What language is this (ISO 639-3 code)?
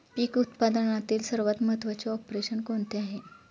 mar